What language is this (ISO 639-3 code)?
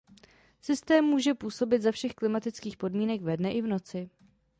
ces